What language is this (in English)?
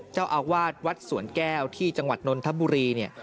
Thai